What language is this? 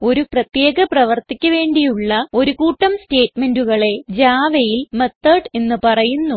Malayalam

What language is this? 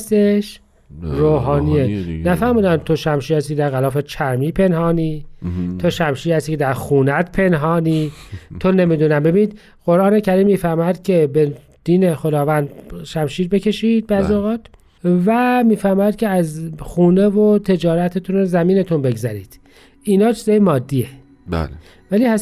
Persian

